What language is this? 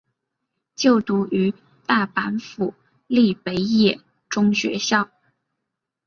Chinese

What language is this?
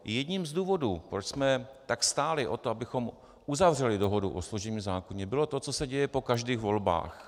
Czech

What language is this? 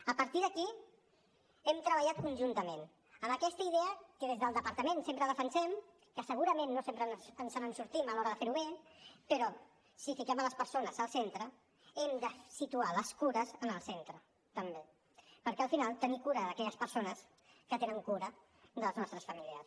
Catalan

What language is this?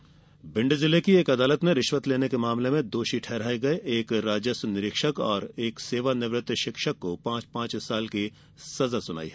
Hindi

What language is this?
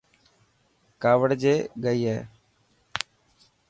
Dhatki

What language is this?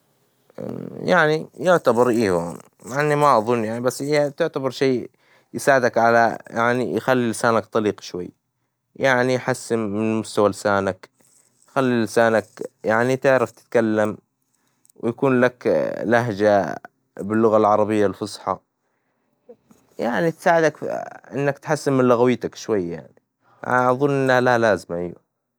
Hijazi Arabic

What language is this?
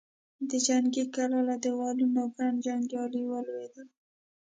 Pashto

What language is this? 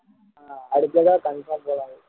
Tamil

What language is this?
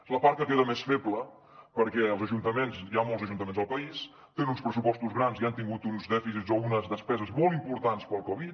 Catalan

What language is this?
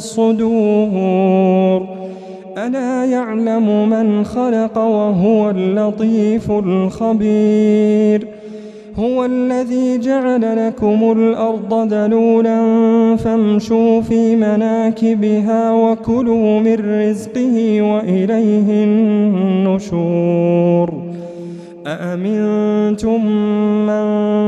Arabic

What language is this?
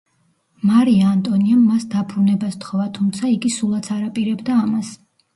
Georgian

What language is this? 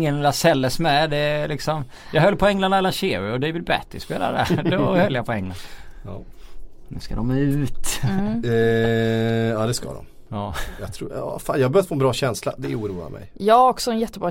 Swedish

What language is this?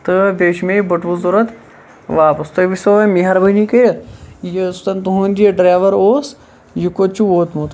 Kashmiri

